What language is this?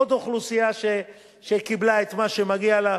Hebrew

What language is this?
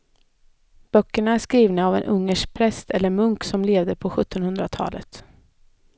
Swedish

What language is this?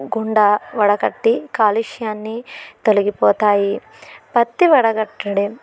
Telugu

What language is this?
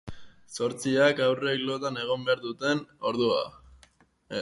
Basque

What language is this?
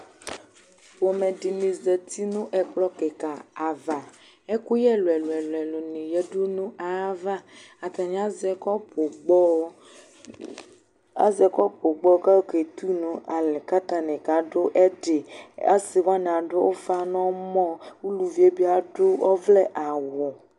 Ikposo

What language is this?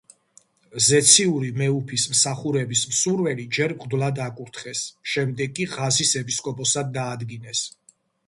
Georgian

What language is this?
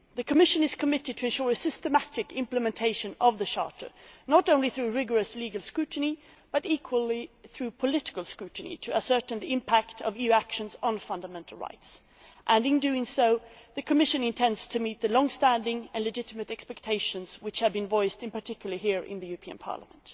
English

